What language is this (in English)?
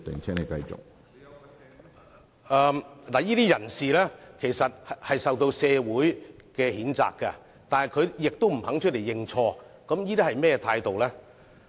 Cantonese